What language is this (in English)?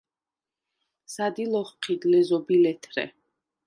Svan